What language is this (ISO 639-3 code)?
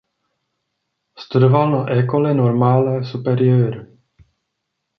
ces